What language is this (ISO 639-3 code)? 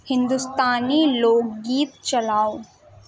urd